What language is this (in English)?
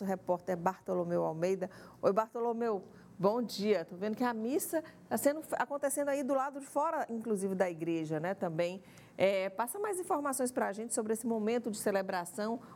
Portuguese